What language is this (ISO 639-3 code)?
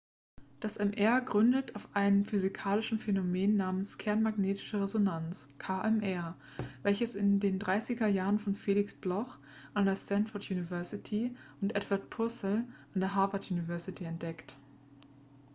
deu